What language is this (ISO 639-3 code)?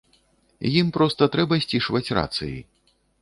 bel